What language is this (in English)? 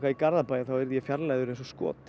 Icelandic